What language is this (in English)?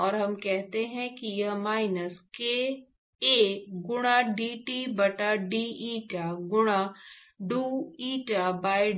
Hindi